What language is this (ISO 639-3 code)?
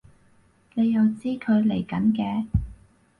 yue